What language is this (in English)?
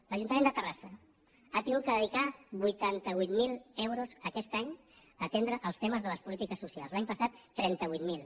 Catalan